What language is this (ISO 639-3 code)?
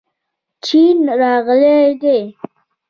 pus